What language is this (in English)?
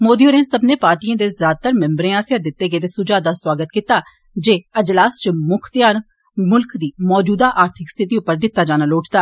Dogri